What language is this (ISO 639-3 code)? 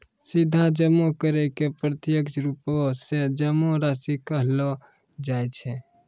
mai